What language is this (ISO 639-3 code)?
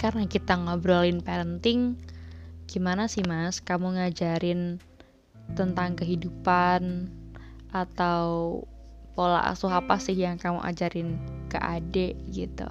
ind